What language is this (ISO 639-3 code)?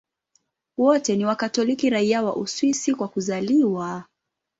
swa